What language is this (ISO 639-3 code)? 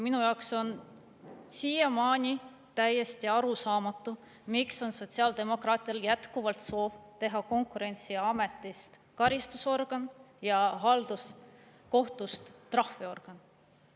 est